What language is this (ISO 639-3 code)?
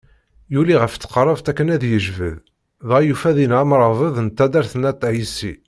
kab